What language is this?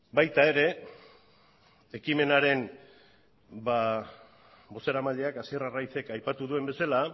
Basque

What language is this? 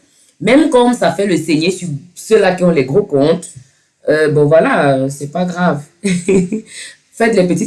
French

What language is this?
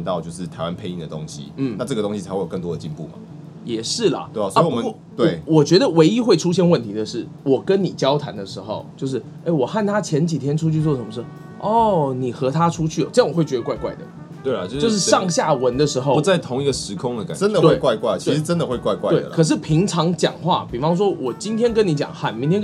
Chinese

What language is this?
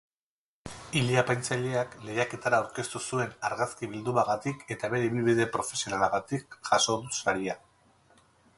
Basque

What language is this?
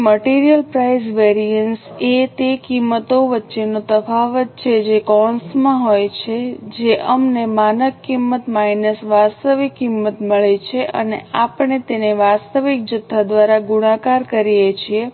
Gujarati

